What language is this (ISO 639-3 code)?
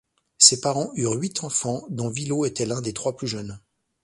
fra